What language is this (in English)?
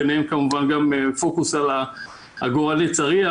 Hebrew